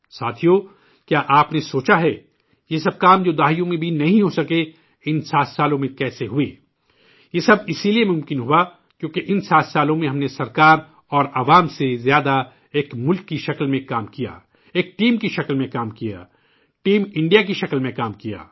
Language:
Urdu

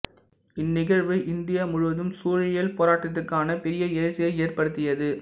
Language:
Tamil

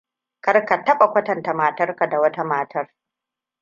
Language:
Hausa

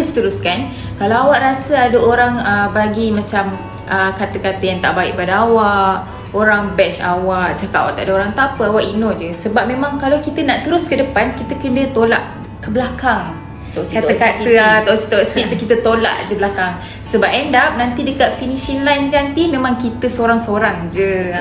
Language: Malay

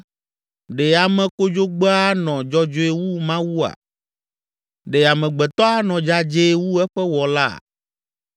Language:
Ewe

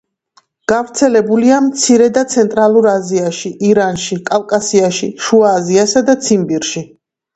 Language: Georgian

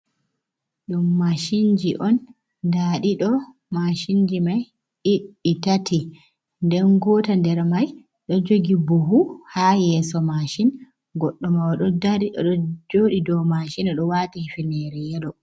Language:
Fula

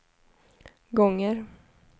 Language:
Swedish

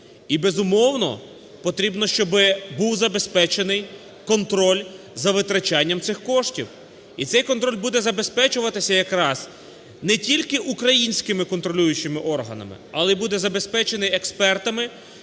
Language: Ukrainian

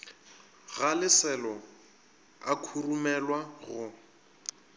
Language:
Northern Sotho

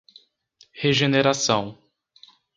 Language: Portuguese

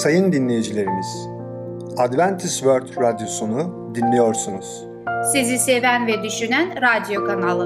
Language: Turkish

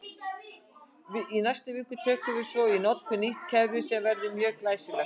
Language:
Icelandic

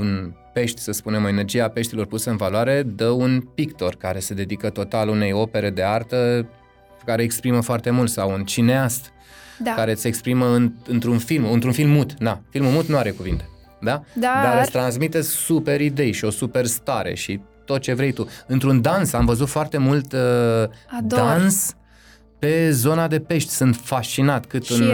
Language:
Romanian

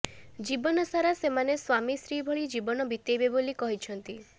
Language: Odia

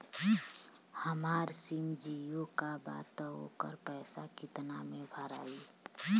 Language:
Bhojpuri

